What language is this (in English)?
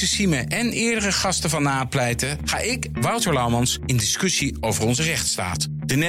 Dutch